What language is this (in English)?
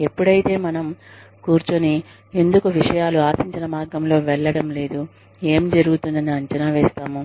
Telugu